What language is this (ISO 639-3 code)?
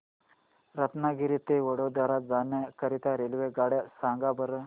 mar